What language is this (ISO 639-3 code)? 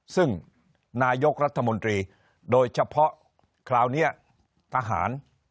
tha